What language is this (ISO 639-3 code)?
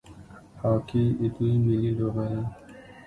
pus